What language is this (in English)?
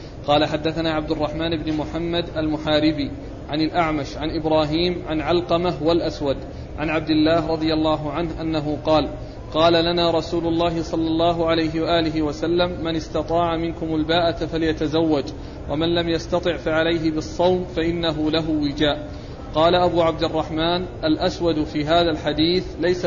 Arabic